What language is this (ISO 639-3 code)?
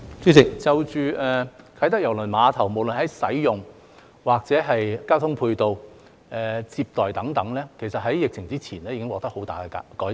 yue